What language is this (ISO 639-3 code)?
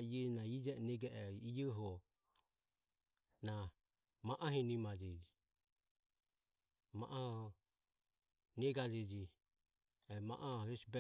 aom